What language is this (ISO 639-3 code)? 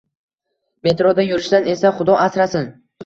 uzb